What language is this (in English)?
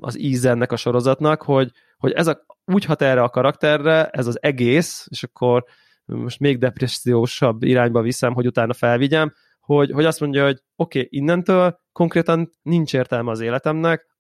Hungarian